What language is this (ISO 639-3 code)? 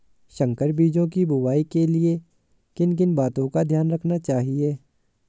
hin